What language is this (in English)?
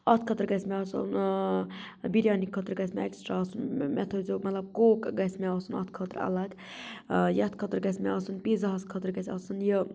Kashmiri